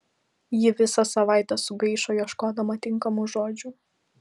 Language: Lithuanian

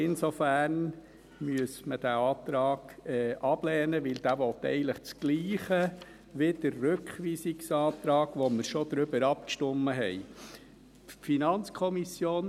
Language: Swiss German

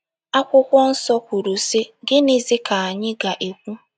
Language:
Igbo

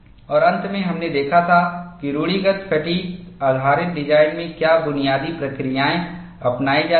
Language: Hindi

